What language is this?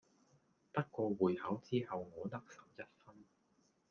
Cantonese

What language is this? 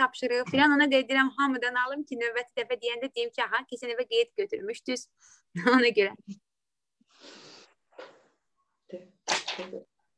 Turkish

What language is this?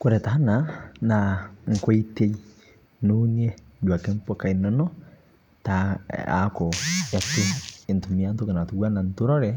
Masai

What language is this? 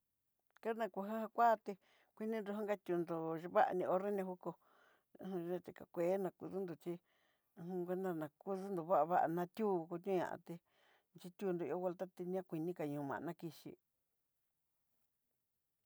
Southeastern Nochixtlán Mixtec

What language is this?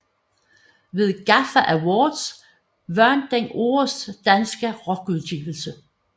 Danish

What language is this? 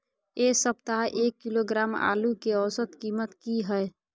Maithili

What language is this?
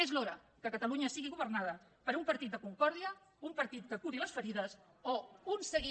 Catalan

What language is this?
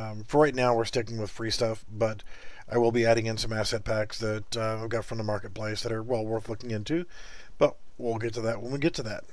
English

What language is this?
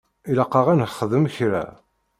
Kabyle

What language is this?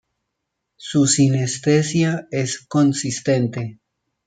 Spanish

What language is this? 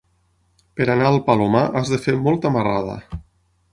Catalan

